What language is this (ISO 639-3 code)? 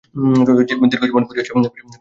ben